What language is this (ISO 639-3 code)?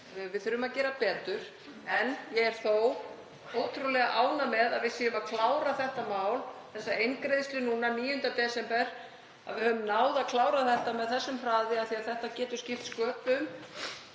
isl